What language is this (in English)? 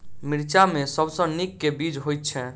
Maithili